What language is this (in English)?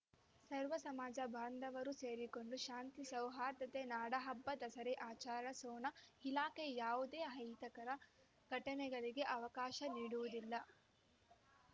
Kannada